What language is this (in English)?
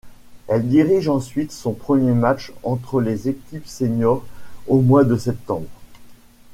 French